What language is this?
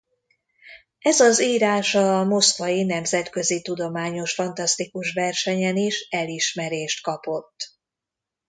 Hungarian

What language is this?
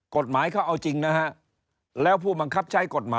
Thai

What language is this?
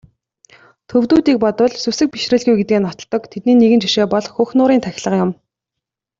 Mongolian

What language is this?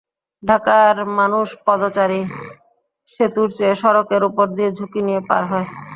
Bangla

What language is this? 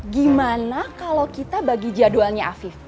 Indonesian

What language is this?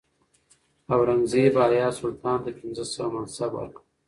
Pashto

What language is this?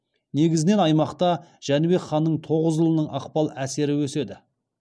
Kazakh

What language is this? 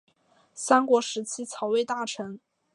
Chinese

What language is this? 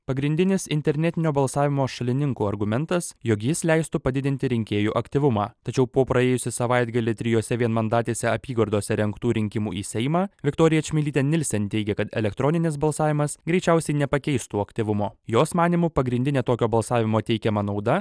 Lithuanian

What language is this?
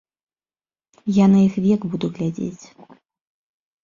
Belarusian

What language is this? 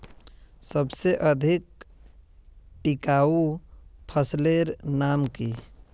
Magahi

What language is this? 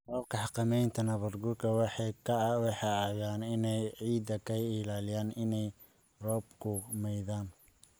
Somali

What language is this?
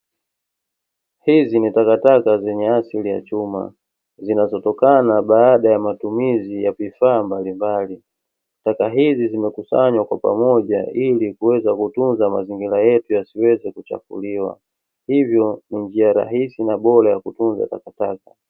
Swahili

